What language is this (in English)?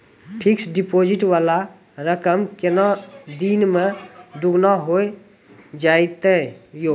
Maithili